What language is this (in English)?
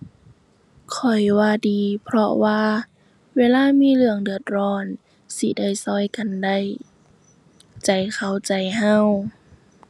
Thai